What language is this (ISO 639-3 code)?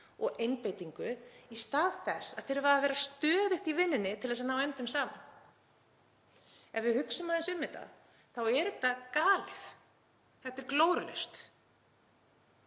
isl